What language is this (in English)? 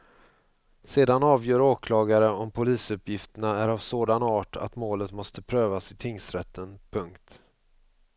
Swedish